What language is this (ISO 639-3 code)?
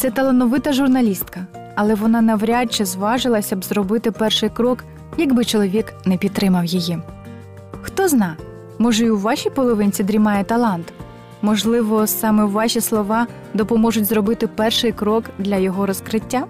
ukr